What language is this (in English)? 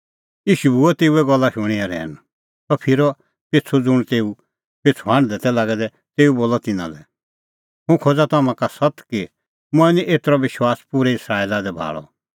Kullu Pahari